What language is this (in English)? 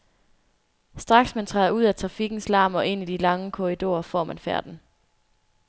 Danish